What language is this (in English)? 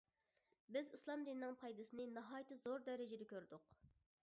Uyghur